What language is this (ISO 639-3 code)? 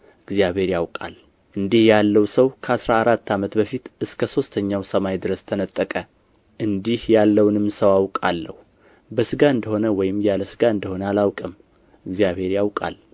amh